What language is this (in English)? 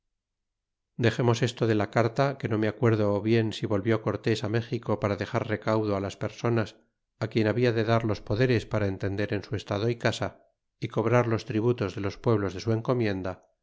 Spanish